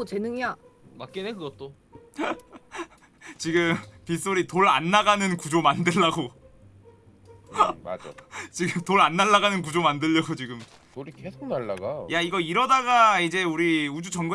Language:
Korean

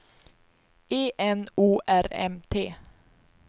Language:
Swedish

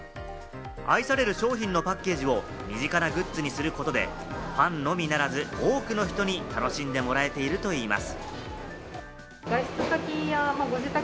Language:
Japanese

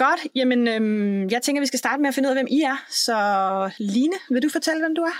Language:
Danish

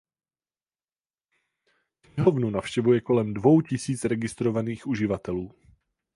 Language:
Czech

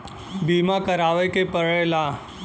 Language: Bhojpuri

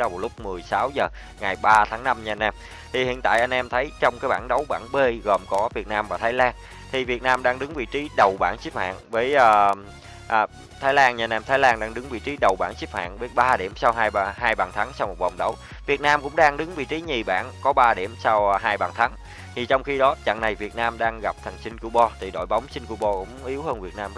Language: Vietnamese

